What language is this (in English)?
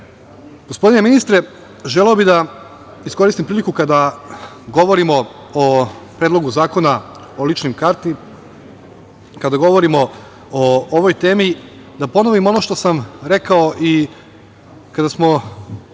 Serbian